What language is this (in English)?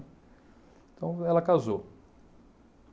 Portuguese